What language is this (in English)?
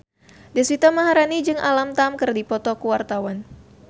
Sundanese